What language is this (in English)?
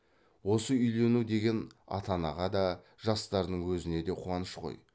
Kazakh